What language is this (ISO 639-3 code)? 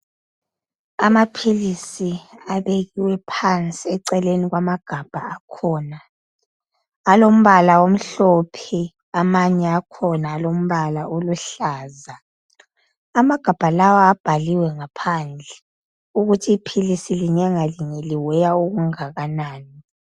nde